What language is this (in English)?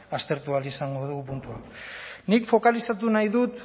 Basque